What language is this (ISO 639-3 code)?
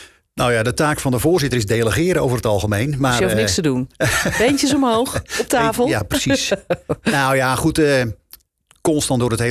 nld